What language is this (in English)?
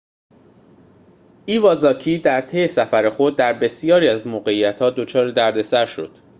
Persian